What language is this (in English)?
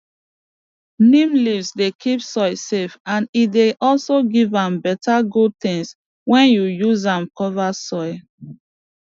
Nigerian Pidgin